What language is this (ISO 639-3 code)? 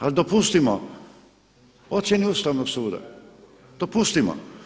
hrv